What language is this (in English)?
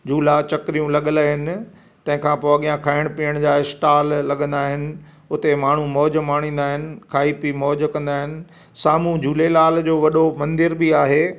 Sindhi